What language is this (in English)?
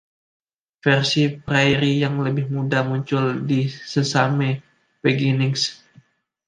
Indonesian